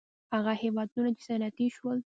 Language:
Pashto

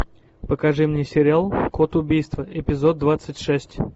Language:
Russian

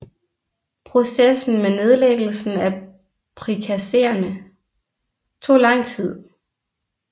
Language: Danish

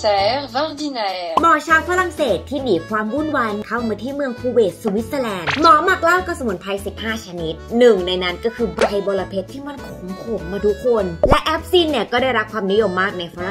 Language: Thai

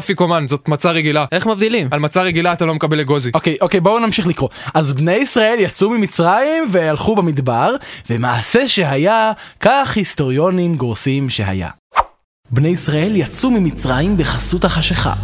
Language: Hebrew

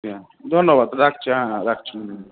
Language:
Bangla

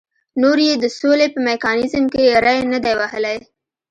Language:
Pashto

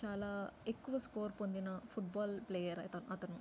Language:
Telugu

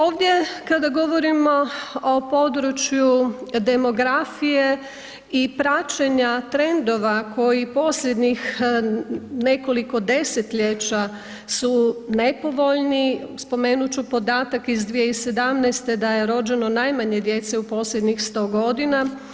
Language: Croatian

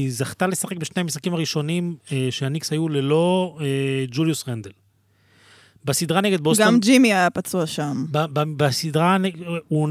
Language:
Hebrew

